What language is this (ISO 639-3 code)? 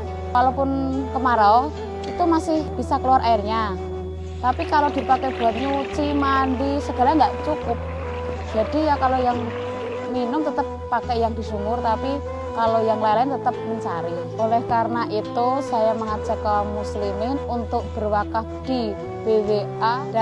ind